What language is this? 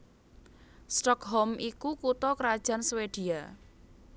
Javanese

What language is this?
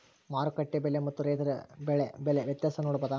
Kannada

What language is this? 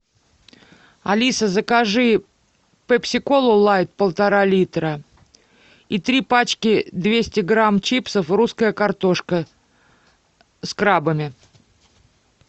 Russian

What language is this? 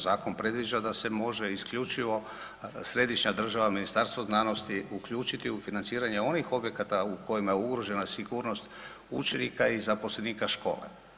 Croatian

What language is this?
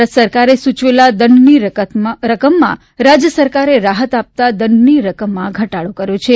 Gujarati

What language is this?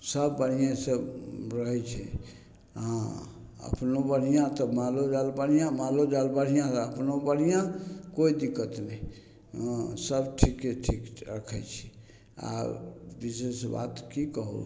Maithili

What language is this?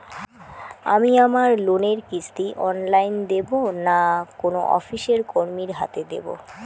Bangla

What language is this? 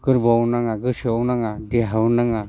Bodo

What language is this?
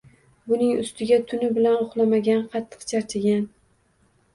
Uzbek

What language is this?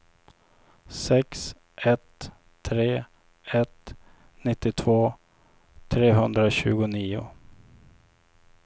Swedish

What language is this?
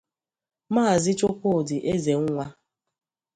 Igbo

